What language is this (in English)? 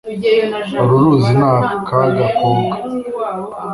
Kinyarwanda